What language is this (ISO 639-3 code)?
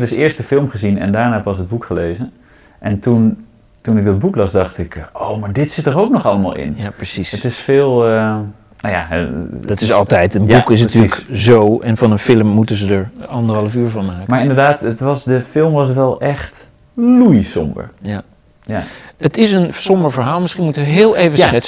nld